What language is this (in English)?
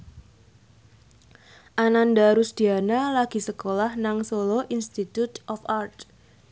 Javanese